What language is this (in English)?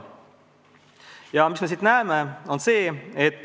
Estonian